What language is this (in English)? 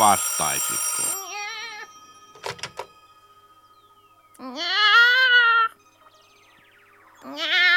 Finnish